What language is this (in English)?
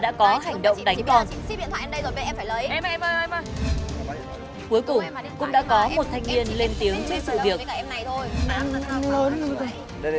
Vietnamese